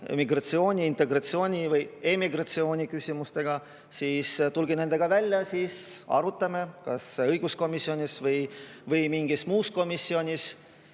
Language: Estonian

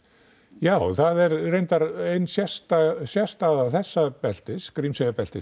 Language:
Icelandic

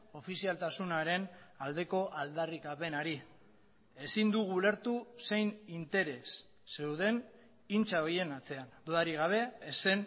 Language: Basque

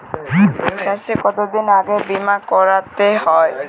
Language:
Bangla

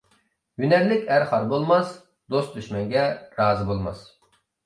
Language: Uyghur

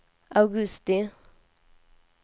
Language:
Swedish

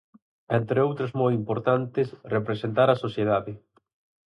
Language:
Galician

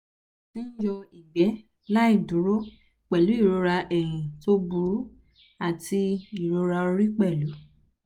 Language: Yoruba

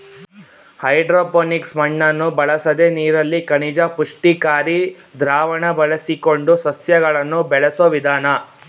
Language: Kannada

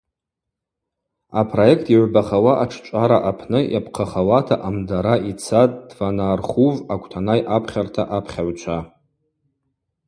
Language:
Abaza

